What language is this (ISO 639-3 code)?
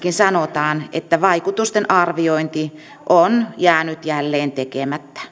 fin